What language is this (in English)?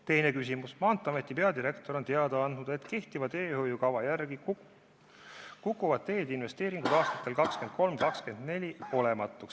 Estonian